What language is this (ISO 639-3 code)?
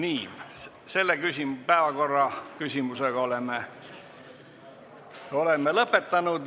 est